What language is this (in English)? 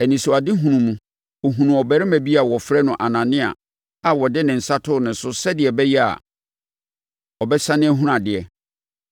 Akan